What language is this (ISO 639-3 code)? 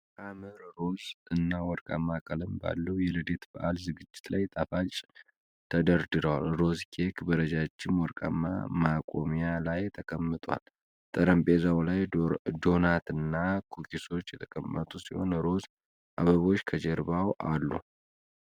amh